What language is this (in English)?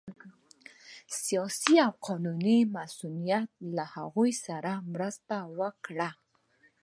Pashto